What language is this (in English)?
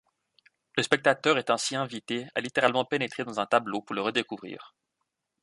French